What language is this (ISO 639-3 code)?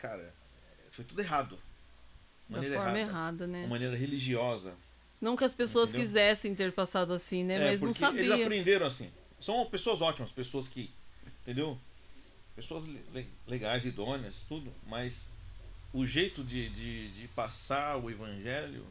por